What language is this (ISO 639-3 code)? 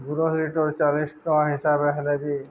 ori